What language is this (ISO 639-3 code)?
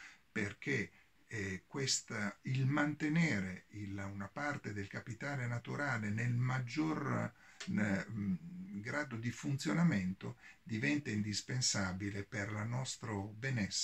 ita